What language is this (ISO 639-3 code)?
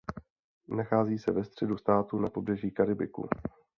ces